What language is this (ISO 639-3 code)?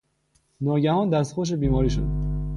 fas